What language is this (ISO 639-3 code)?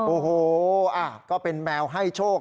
tha